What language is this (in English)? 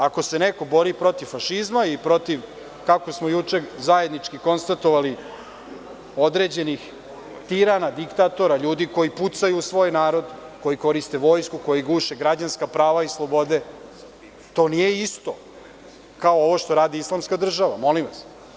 Serbian